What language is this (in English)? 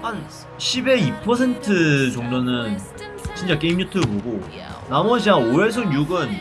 Korean